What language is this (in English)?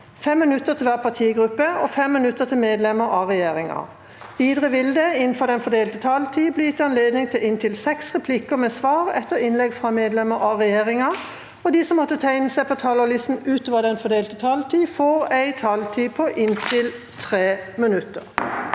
Norwegian